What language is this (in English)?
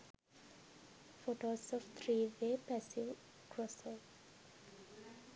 Sinhala